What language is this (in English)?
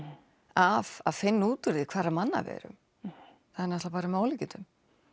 Icelandic